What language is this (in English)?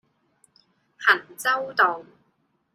Cantonese